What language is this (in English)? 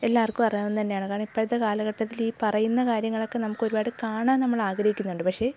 Malayalam